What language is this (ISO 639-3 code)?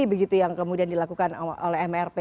ind